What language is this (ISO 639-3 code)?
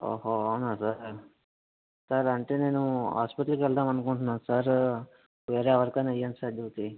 tel